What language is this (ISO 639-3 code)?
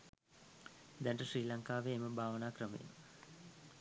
sin